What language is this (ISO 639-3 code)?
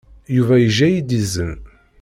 kab